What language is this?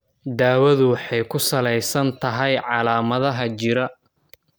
Somali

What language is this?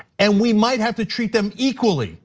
English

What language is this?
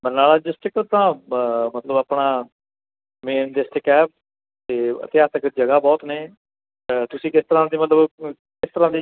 Punjabi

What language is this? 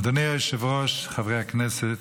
Hebrew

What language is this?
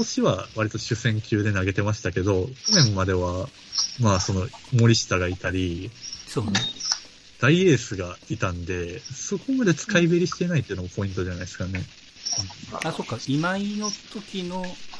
Japanese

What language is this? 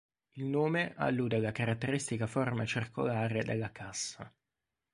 Italian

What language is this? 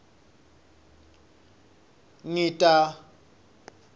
Swati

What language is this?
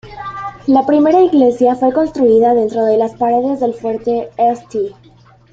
Spanish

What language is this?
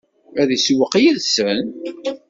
Kabyle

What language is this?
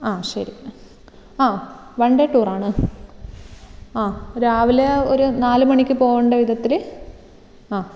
Malayalam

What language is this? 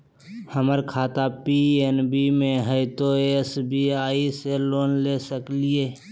Magahi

